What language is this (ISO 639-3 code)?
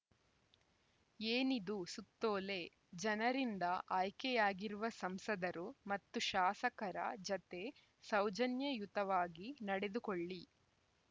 kan